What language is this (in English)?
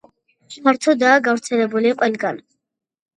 Georgian